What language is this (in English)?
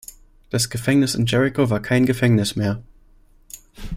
German